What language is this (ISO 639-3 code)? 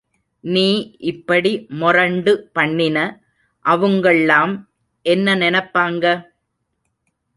tam